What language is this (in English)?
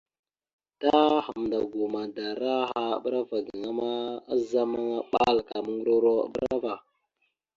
Mada (Cameroon)